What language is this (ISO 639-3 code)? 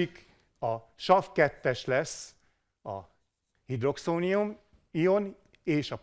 hun